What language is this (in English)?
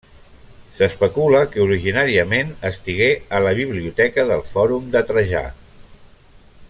Catalan